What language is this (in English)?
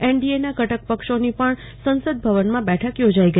Gujarati